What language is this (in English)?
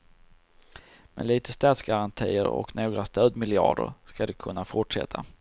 Swedish